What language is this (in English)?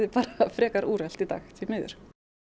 Icelandic